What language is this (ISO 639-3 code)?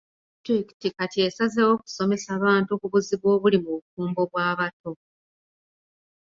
lug